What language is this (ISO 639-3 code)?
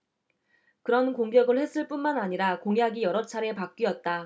kor